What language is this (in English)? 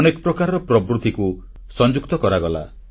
Odia